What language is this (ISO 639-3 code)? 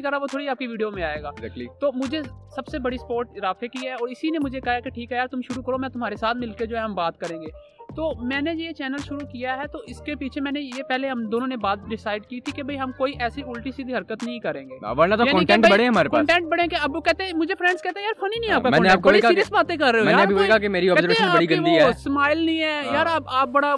urd